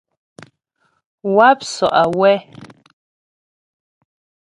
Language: Ghomala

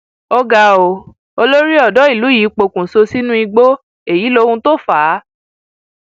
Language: Yoruba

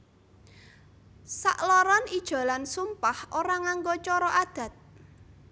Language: Javanese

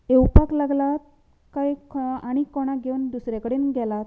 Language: Konkani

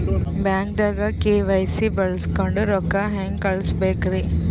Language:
Kannada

